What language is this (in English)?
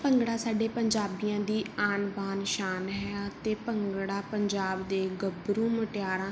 Punjabi